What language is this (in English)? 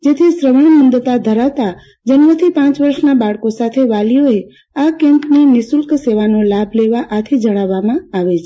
Gujarati